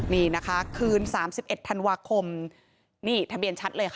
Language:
Thai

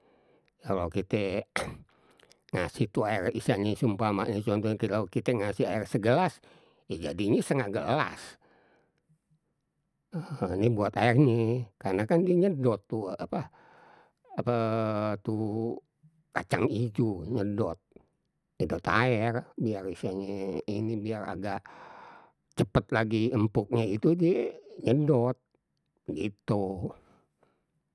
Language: Betawi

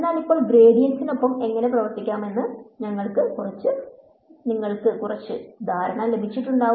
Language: Malayalam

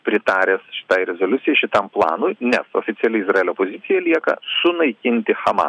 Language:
Lithuanian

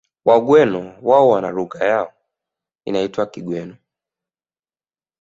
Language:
Swahili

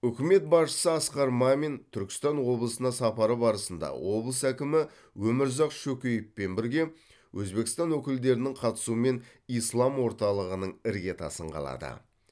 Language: Kazakh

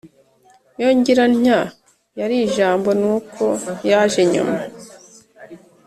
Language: Kinyarwanda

